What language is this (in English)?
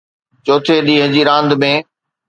Sindhi